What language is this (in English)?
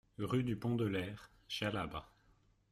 French